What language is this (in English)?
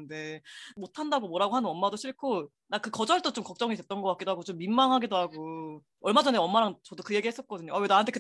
Korean